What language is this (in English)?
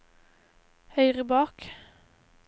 Norwegian